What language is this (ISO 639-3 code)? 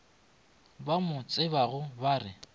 nso